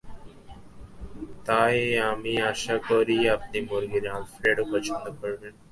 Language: Bangla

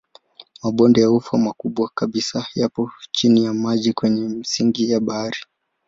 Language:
Swahili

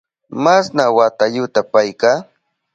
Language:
Southern Pastaza Quechua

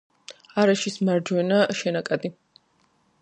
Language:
Georgian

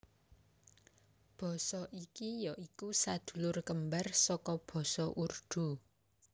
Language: Javanese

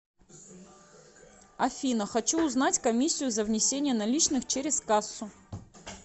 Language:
Russian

